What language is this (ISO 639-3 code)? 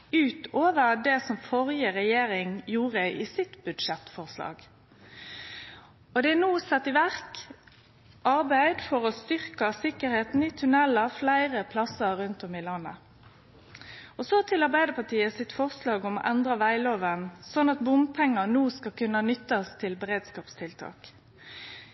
nno